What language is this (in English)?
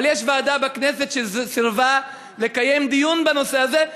Hebrew